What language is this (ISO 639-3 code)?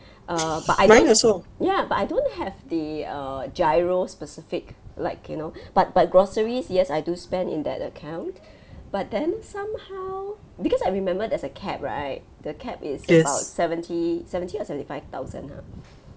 eng